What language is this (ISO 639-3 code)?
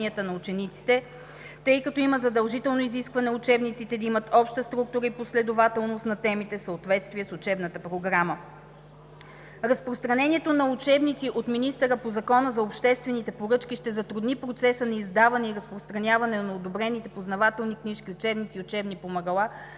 bul